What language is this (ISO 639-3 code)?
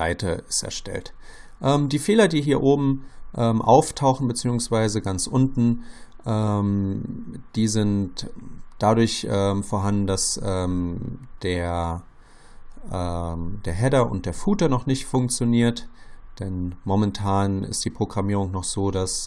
deu